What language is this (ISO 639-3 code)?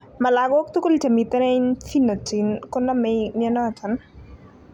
kln